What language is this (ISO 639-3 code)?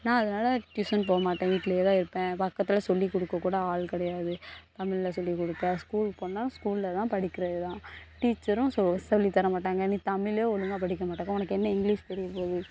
tam